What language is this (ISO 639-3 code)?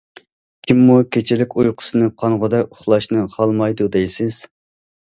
uig